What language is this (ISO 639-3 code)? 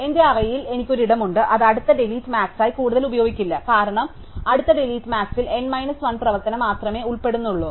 mal